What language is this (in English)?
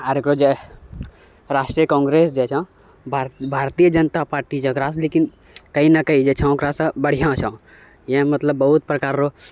Maithili